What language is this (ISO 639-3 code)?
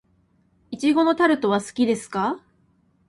jpn